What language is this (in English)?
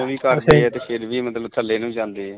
Punjabi